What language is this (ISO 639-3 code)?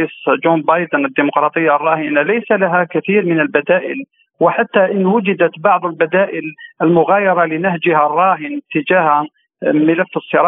ara